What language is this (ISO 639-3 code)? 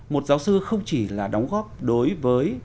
vie